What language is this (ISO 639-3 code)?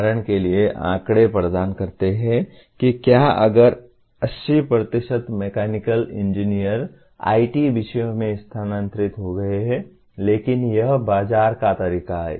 hin